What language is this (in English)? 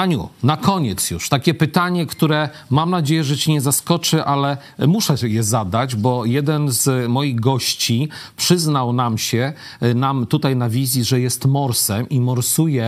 Polish